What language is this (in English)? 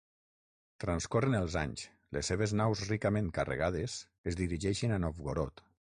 Catalan